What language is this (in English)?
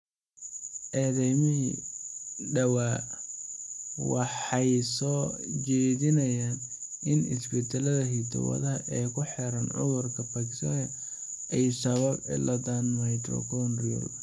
Somali